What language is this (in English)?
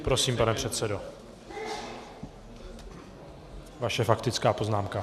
Czech